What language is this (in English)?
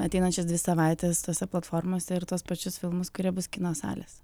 Lithuanian